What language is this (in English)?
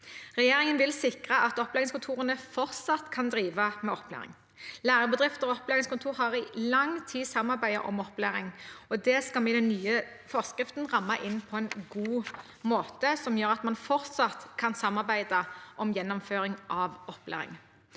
Norwegian